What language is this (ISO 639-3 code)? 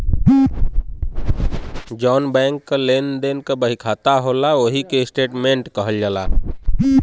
bho